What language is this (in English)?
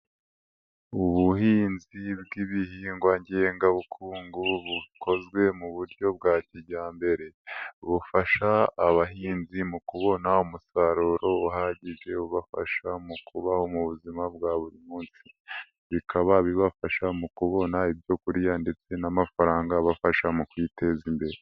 Kinyarwanda